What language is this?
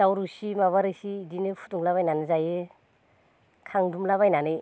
Bodo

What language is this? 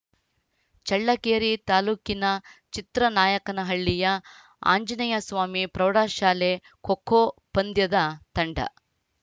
Kannada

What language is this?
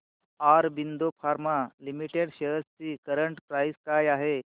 Marathi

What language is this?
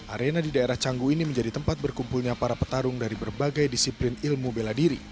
Indonesian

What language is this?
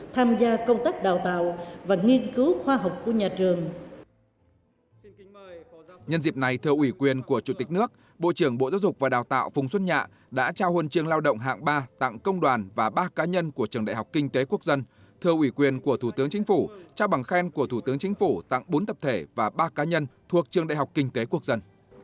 Vietnamese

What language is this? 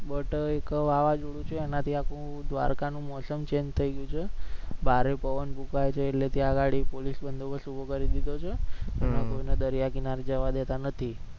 Gujarati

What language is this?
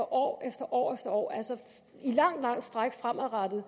Danish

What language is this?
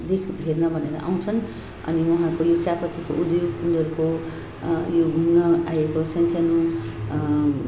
Nepali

